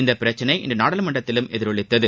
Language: Tamil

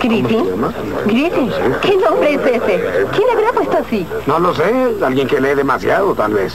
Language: Spanish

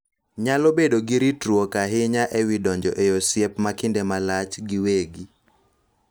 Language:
Luo (Kenya and Tanzania)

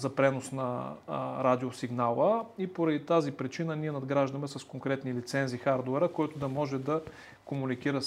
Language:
Bulgarian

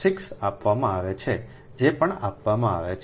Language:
Gujarati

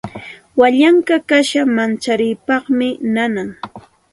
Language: Santa Ana de Tusi Pasco Quechua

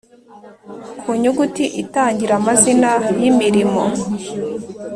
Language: Kinyarwanda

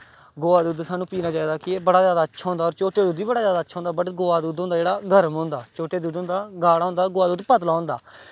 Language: Dogri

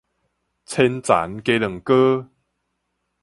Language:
Min Nan Chinese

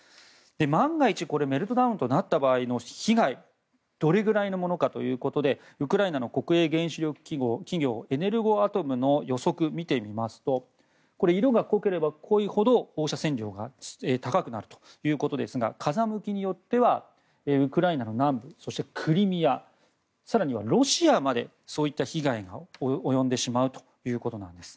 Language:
Japanese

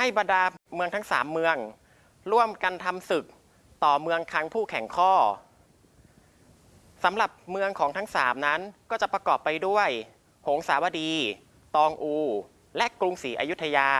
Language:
Thai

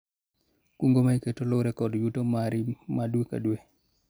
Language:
Luo (Kenya and Tanzania)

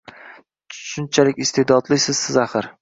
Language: Uzbek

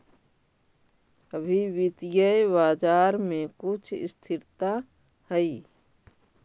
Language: Magahi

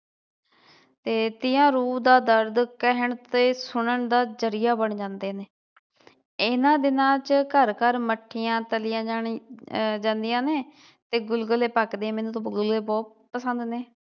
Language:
Punjabi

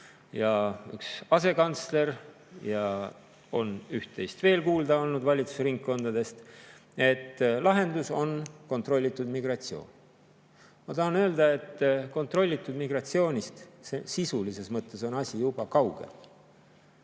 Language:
Estonian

